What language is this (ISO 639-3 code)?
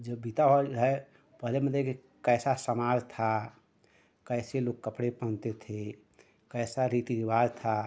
hin